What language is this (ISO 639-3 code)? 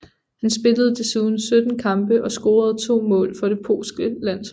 dan